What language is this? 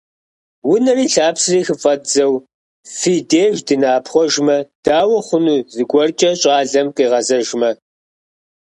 Kabardian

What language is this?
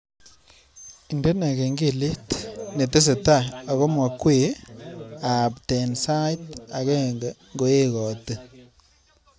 Kalenjin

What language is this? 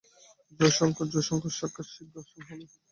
Bangla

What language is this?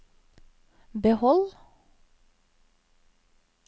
Norwegian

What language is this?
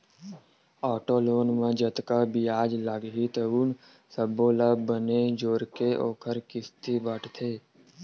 Chhattisgarhi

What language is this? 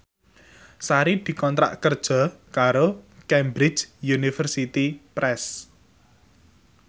Javanese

